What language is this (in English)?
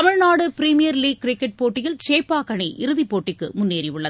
Tamil